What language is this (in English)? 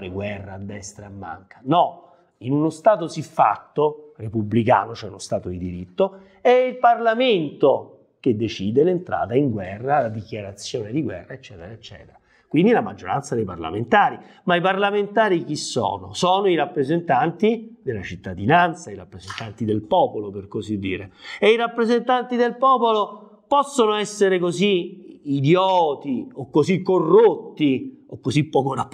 Italian